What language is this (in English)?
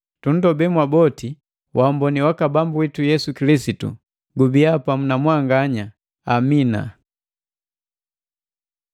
Matengo